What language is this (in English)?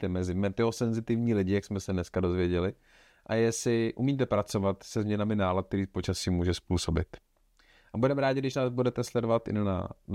Czech